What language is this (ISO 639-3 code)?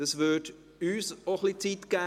gsw